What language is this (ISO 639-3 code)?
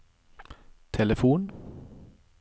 nor